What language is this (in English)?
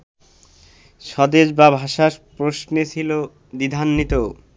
Bangla